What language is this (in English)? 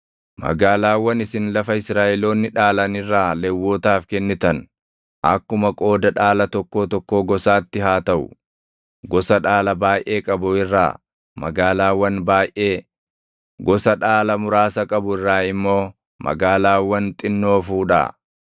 Oromo